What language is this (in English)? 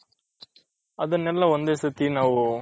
Kannada